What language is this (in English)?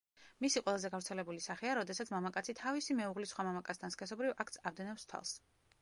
Georgian